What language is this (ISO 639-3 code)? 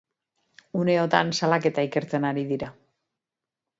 eus